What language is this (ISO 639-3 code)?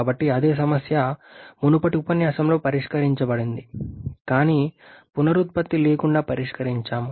tel